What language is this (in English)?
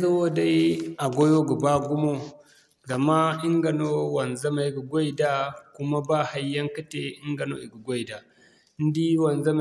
Zarma